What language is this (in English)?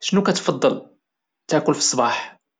Moroccan Arabic